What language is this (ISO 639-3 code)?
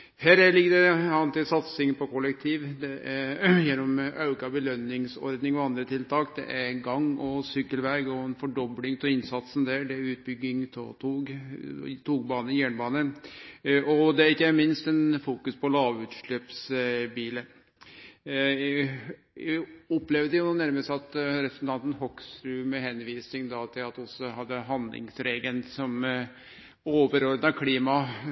nno